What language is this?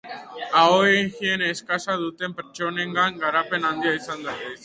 Basque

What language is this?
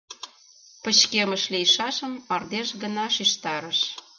Mari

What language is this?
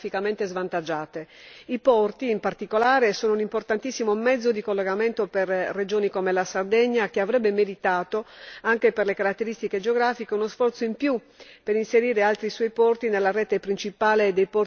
Italian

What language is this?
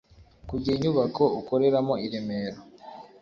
Kinyarwanda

